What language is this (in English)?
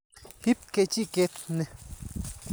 Kalenjin